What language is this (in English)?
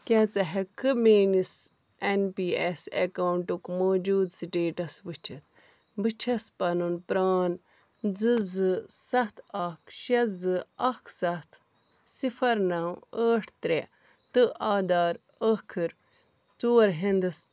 Kashmiri